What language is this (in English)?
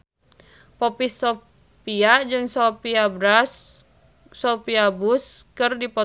Sundanese